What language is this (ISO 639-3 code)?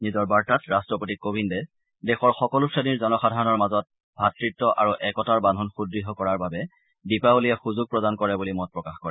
asm